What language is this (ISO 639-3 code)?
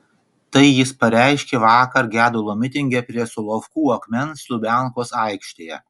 lit